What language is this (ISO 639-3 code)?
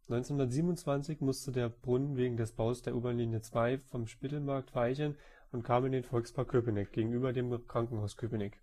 deu